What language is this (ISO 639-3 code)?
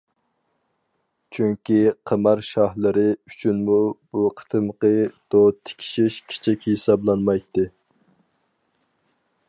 uig